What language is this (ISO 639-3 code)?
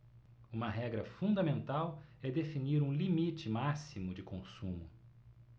por